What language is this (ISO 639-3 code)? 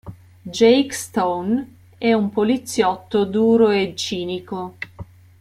ita